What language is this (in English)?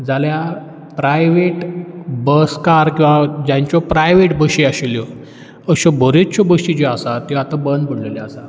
Konkani